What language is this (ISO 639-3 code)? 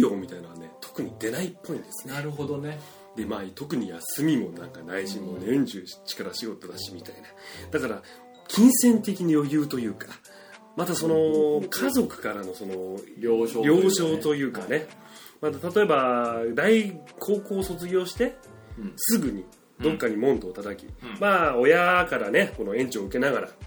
jpn